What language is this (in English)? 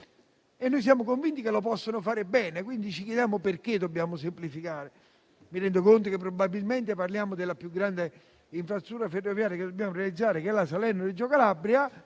Italian